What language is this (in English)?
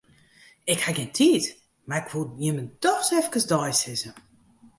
Western Frisian